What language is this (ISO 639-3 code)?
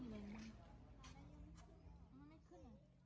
tha